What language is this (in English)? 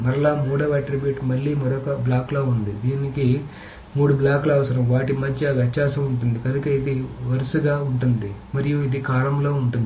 Telugu